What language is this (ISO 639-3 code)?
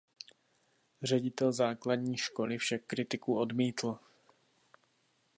ces